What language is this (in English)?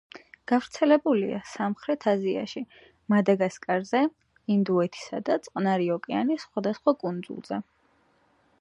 Georgian